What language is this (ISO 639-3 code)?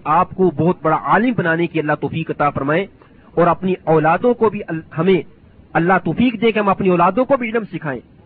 urd